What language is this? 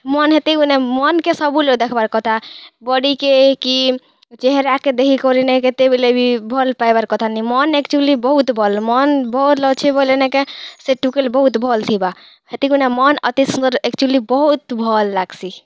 Odia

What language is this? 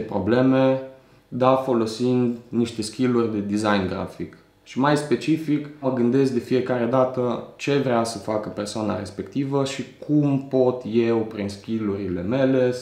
Romanian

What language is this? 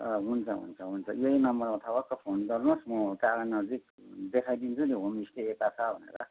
Nepali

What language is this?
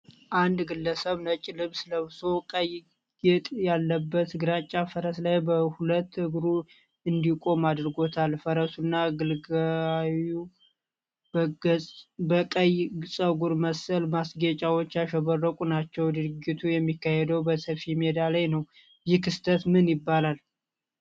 Amharic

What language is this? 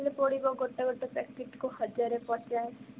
Odia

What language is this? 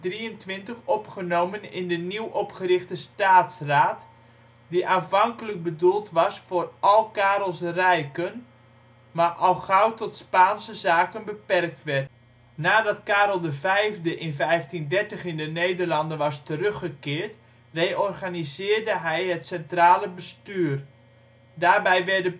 Dutch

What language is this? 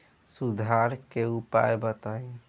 Bhojpuri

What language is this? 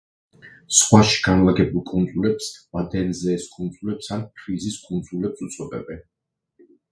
Georgian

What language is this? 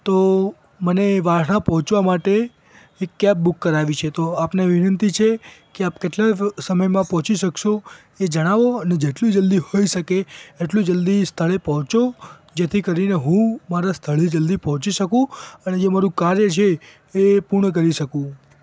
Gujarati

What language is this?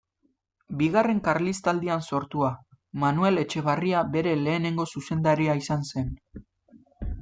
Basque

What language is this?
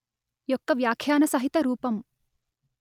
Telugu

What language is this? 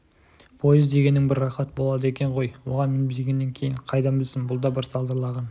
Kazakh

